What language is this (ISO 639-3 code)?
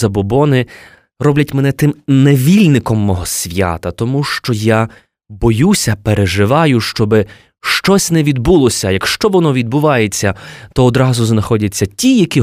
ukr